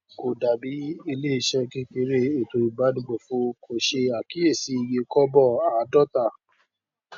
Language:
Yoruba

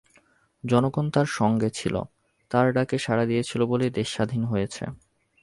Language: Bangla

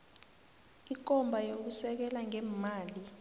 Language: South Ndebele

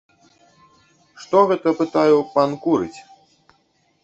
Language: Belarusian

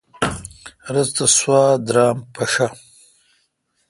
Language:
Kalkoti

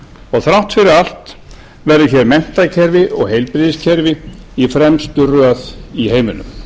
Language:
Icelandic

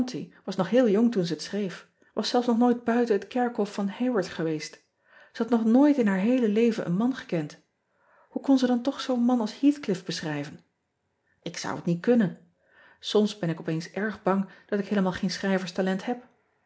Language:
Dutch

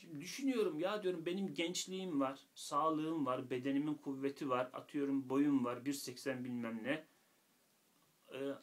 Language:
Turkish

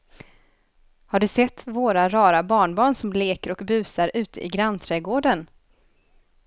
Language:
Swedish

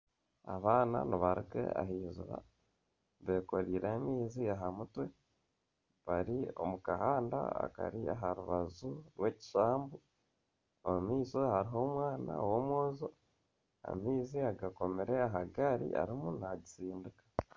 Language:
Nyankole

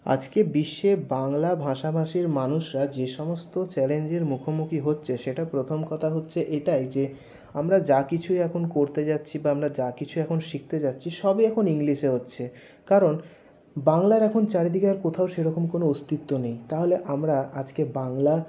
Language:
Bangla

